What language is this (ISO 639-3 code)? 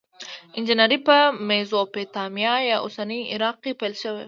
pus